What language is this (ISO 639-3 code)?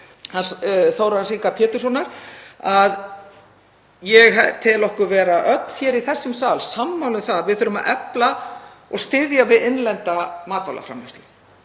isl